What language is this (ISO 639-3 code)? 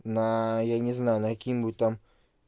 rus